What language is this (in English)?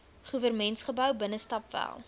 Afrikaans